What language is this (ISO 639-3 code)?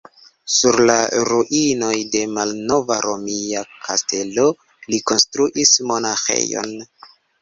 epo